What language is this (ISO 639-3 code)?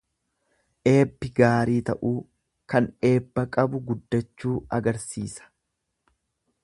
orm